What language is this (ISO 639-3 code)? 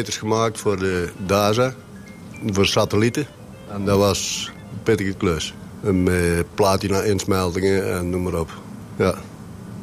nld